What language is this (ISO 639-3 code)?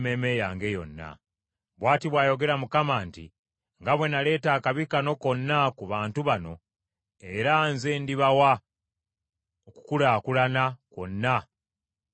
lug